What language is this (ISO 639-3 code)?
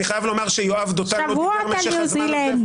heb